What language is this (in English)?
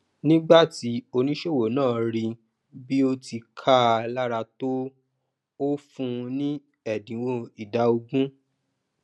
Yoruba